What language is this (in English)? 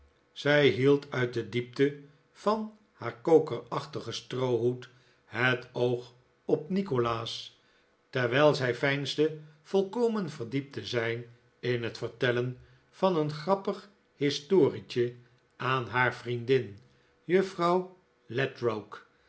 Dutch